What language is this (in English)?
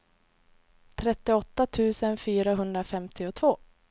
Swedish